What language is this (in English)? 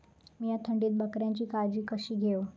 Marathi